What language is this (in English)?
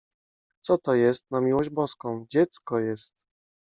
Polish